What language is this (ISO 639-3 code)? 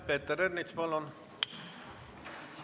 est